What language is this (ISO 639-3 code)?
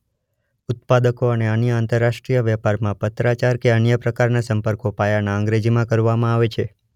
guj